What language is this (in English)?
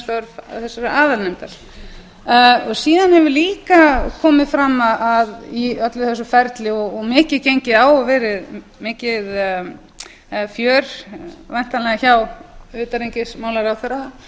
Icelandic